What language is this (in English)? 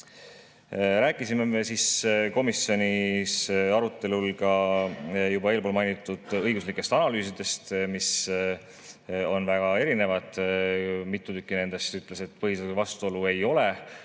Estonian